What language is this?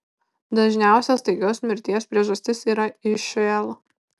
Lithuanian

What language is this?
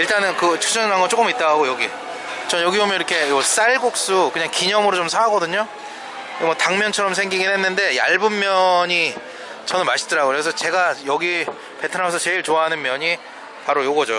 Korean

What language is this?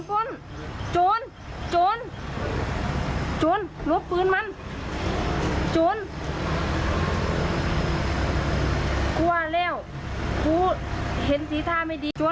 Thai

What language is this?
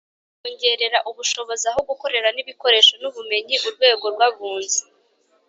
Kinyarwanda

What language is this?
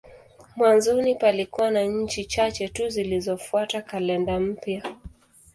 Swahili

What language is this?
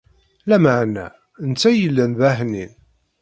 Kabyle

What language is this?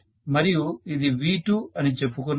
Telugu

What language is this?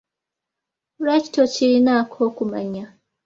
Ganda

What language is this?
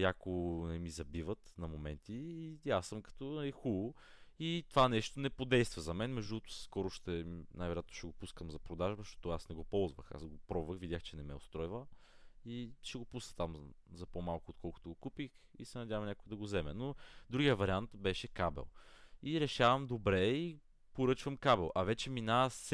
Bulgarian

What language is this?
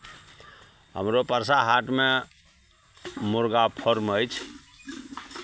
Maithili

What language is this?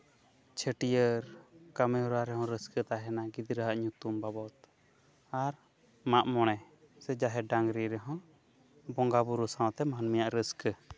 Santali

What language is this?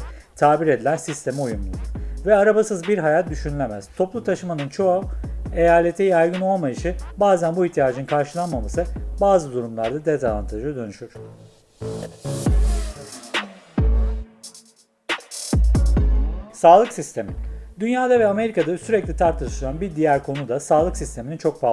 Turkish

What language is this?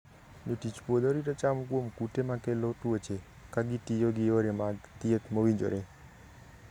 Luo (Kenya and Tanzania)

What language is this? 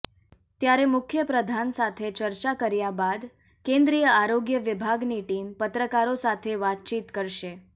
Gujarati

